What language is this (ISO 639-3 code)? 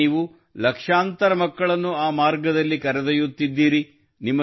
kan